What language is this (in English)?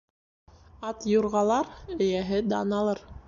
Bashkir